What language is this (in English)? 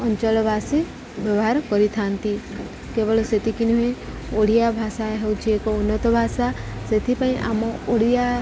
Odia